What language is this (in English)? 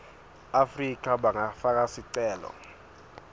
Swati